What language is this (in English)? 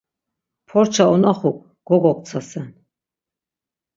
Laz